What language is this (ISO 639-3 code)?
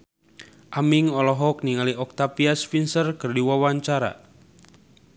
sun